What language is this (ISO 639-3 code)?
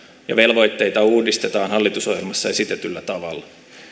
fin